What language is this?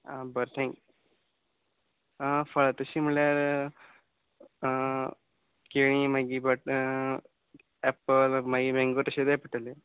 Konkani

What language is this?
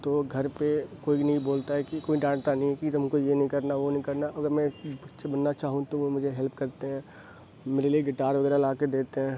Urdu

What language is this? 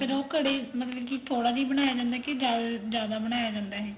Punjabi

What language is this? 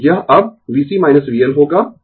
Hindi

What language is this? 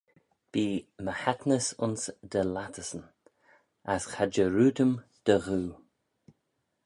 Manx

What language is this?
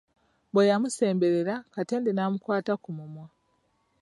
Ganda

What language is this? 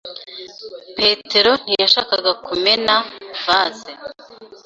Kinyarwanda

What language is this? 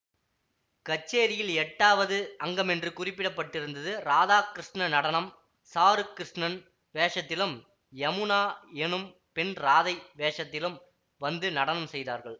Tamil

